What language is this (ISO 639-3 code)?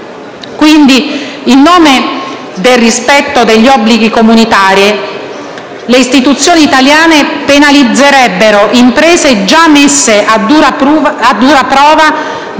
ita